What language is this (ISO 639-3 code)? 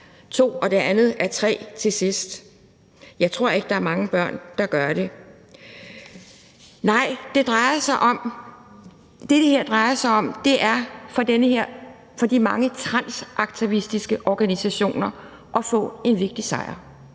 dan